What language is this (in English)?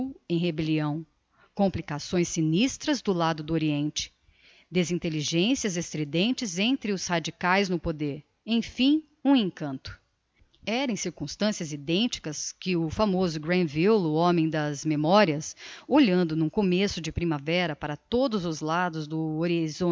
Portuguese